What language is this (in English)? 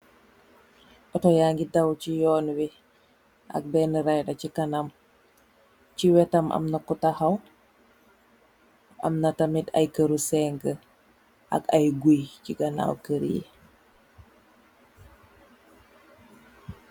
Wolof